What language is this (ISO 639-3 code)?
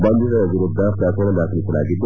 kan